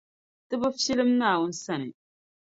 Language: Dagbani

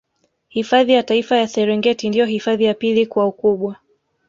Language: Swahili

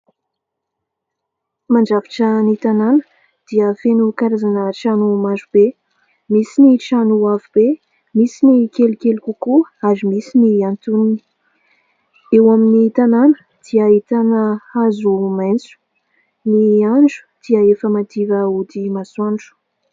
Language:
Malagasy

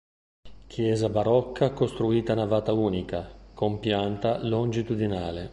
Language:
Italian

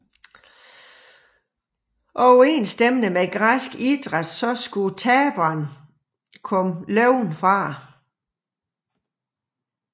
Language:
Danish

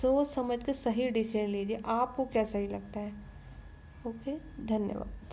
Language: Hindi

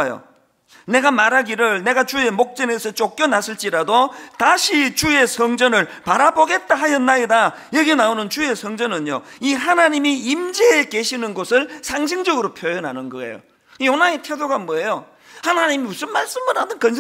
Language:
Korean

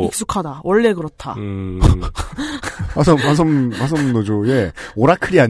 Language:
Korean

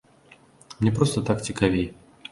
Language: Belarusian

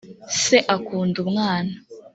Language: Kinyarwanda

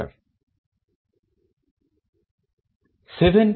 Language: Bangla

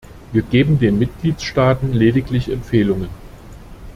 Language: German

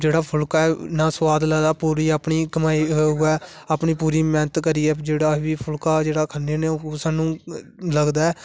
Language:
Dogri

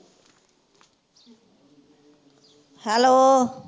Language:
Punjabi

